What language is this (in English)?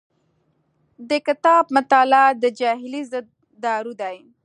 Pashto